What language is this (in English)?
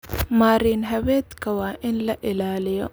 Somali